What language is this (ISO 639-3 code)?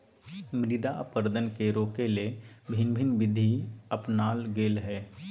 mag